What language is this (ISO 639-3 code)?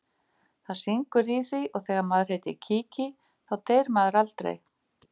isl